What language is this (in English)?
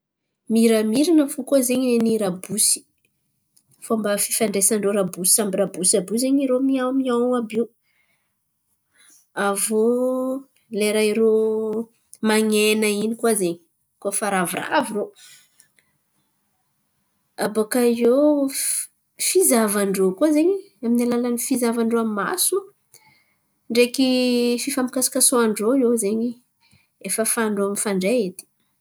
Antankarana Malagasy